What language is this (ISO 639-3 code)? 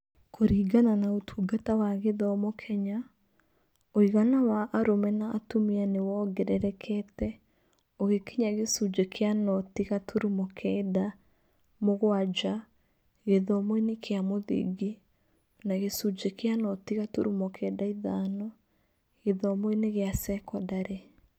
kik